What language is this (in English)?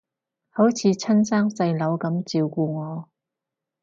Cantonese